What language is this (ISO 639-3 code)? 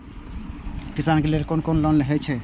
mai